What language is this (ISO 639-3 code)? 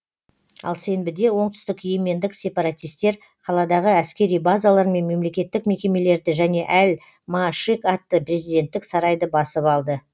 kaz